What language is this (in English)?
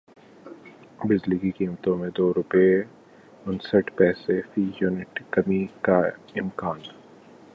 Urdu